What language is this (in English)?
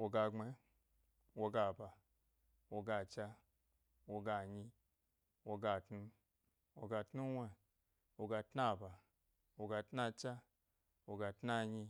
Gbari